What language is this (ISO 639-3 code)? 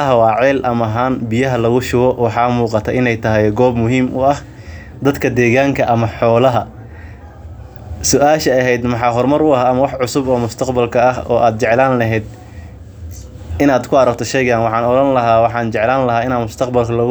som